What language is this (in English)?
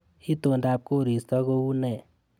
Kalenjin